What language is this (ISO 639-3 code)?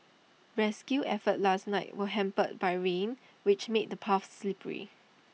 eng